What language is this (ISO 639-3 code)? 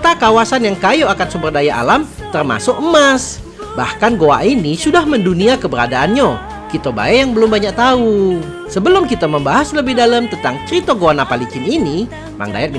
ind